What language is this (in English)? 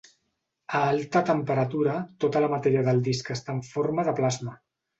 Catalan